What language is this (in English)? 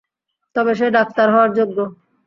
Bangla